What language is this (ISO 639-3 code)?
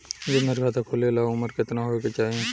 bho